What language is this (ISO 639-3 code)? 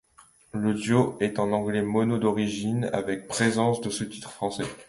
fra